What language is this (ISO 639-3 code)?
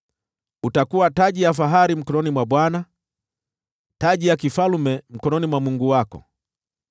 swa